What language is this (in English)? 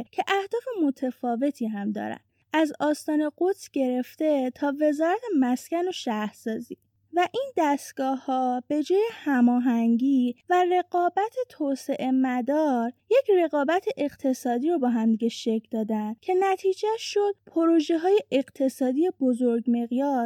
Persian